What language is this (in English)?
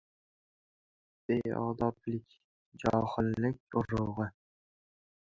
Uzbek